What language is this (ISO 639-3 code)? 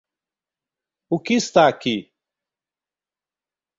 por